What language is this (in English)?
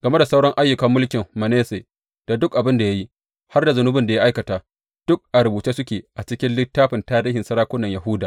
Hausa